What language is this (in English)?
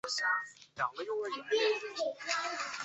Chinese